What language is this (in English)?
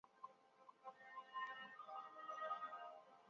Chinese